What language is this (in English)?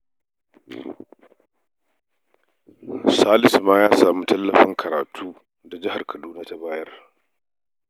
Hausa